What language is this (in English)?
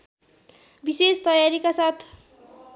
Nepali